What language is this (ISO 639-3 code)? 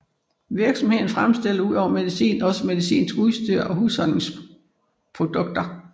dan